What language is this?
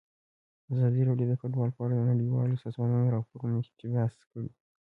Pashto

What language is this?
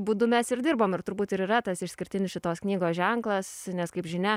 Lithuanian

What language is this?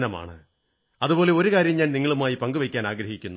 Malayalam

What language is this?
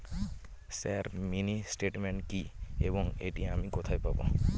Bangla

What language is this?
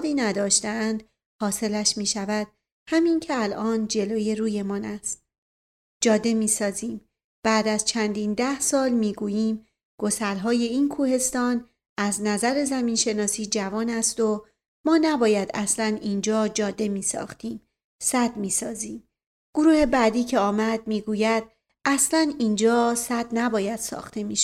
Persian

